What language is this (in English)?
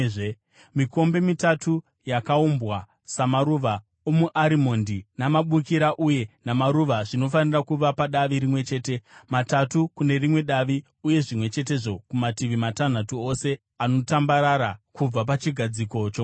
Shona